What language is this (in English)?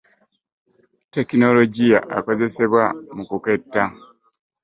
Ganda